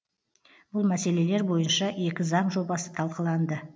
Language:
Kazakh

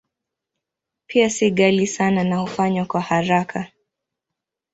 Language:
Swahili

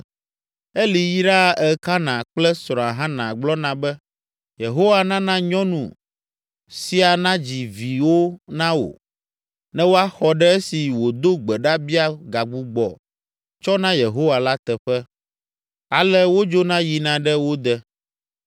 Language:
Ewe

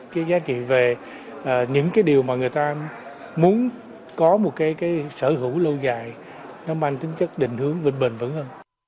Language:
Vietnamese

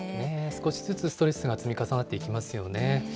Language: Japanese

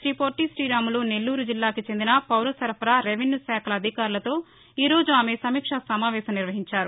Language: Telugu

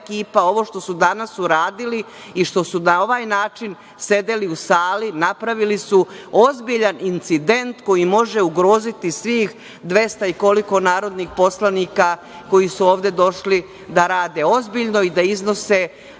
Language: Serbian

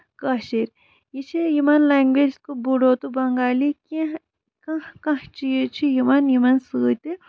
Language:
Kashmiri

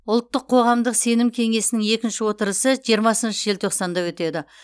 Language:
Kazakh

